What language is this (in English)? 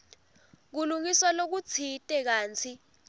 Swati